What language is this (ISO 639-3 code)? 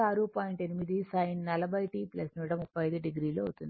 tel